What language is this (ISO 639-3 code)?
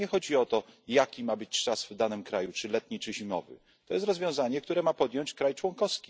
pol